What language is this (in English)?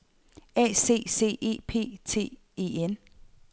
Danish